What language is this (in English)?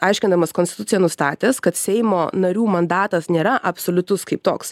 Lithuanian